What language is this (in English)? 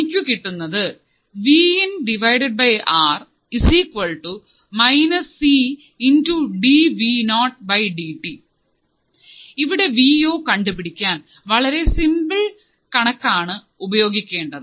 Malayalam